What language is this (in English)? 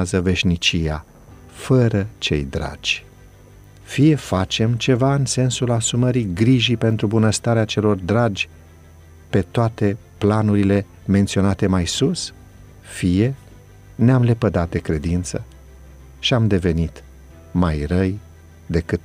Romanian